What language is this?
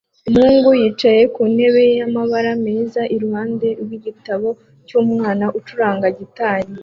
Kinyarwanda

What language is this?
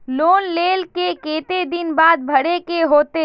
Magahi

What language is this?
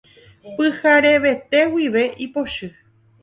Guarani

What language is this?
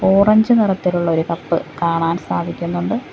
Malayalam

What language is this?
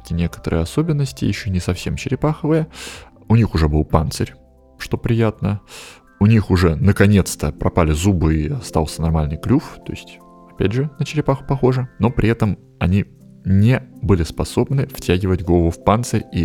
Russian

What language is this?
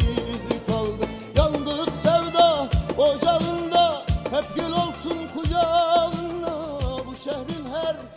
Turkish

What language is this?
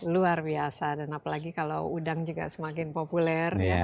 Indonesian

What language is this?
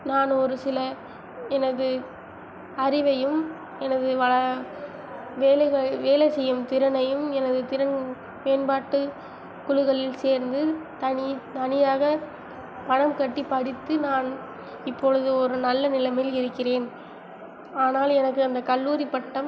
Tamil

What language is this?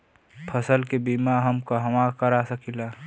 Bhojpuri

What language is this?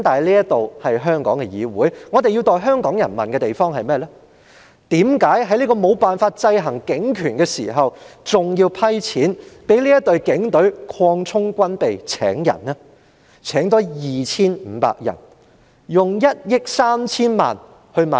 Cantonese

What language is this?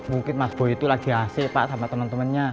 Indonesian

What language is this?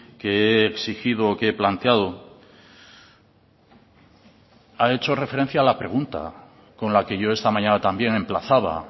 Spanish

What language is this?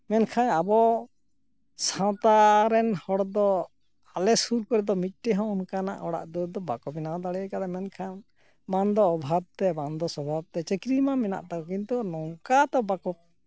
Santali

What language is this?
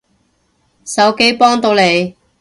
Cantonese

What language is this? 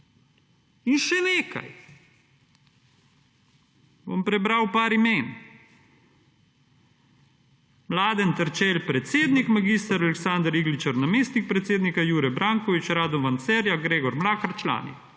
Slovenian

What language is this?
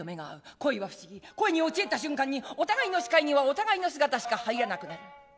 Japanese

